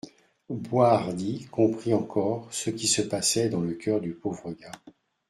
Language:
French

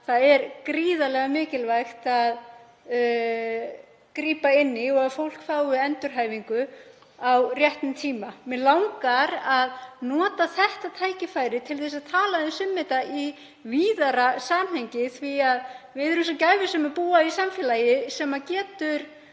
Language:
Icelandic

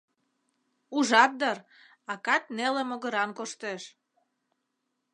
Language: Mari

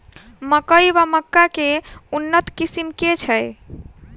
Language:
Maithili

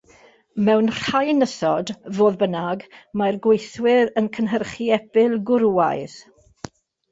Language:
Welsh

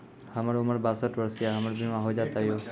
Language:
Maithili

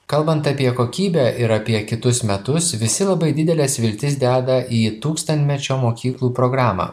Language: Lithuanian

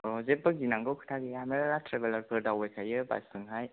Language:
Bodo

